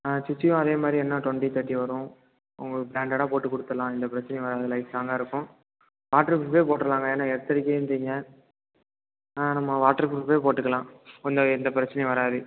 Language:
Tamil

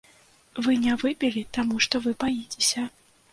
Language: Belarusian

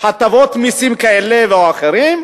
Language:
Hebrew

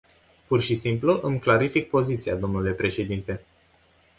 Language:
Romanian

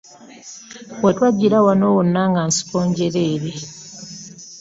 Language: Ganda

